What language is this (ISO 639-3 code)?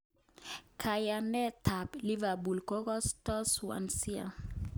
kln